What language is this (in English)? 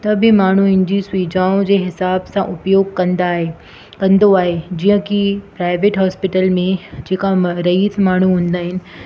Sindhi